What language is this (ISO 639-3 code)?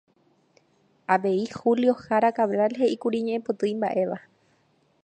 grn